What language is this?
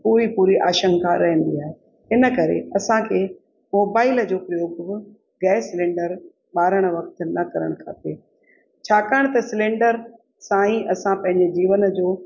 Sindhi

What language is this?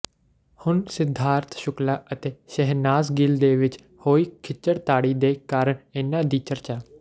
Punjabi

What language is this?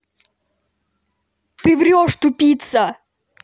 Russian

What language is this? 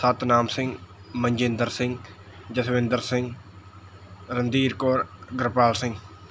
Punjabi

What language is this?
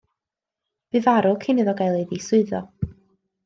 Welsh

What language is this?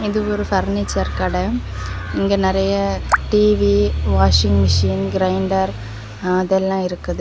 Tamil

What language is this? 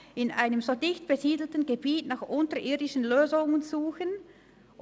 Swiss German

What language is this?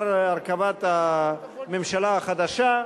Hebrew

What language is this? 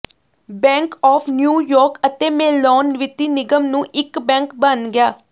Punjabi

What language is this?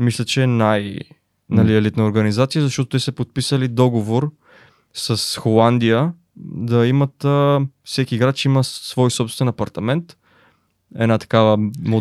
Bulgarian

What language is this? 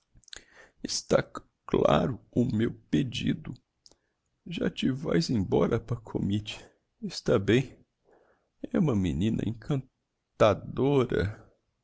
Portuguese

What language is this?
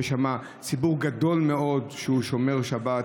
Hebrew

